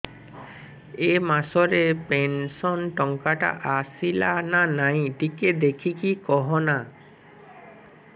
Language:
Odia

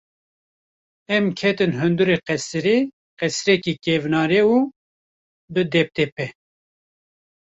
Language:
Kurdish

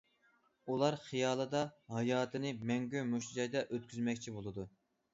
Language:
Uyghur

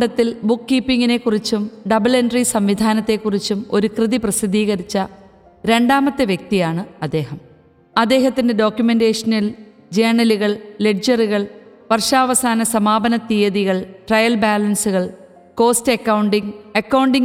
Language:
Malayalam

